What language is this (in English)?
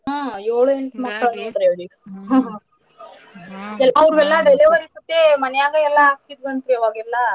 Kannada